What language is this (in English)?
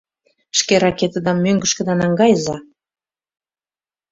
Mari